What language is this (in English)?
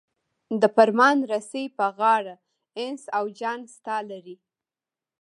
Pashto